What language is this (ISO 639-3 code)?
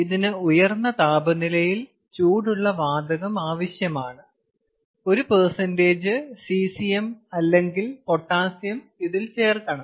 mal